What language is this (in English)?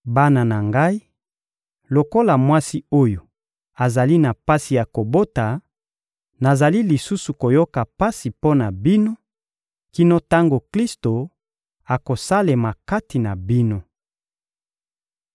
Lingala